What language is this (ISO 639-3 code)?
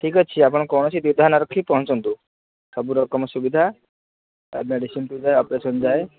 ori